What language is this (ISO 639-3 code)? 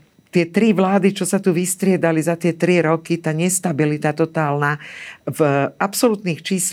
slk